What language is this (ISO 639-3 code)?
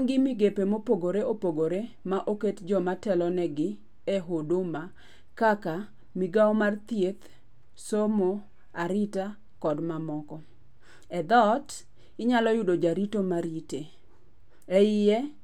luo